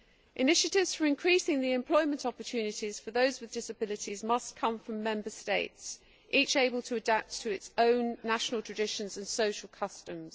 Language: English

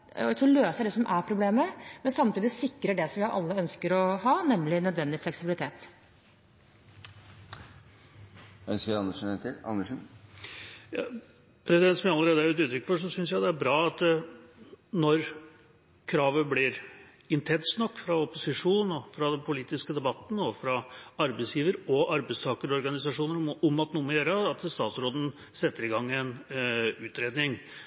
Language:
Norwegian Bokmål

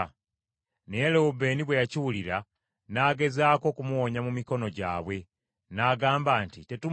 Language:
Ganda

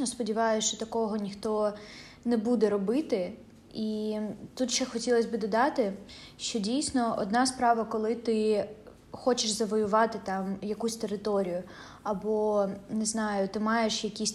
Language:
Ukrainian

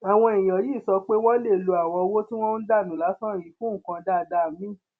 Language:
Yoruba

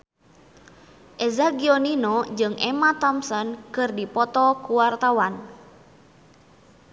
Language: Sundanese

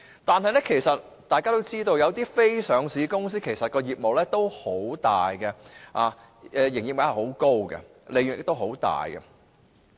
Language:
Cantonese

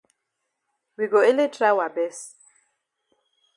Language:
Cameroon Pidgin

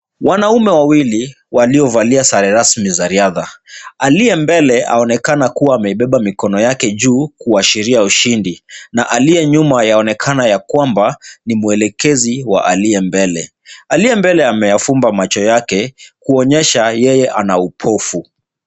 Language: Swahili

